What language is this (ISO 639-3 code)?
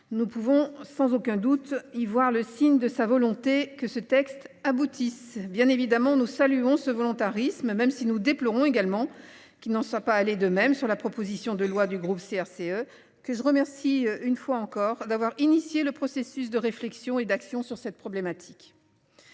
fra